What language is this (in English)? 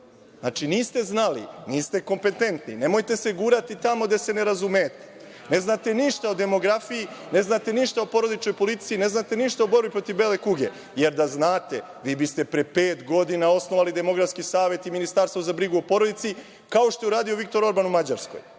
Serbian